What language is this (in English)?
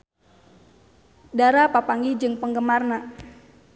Sundanese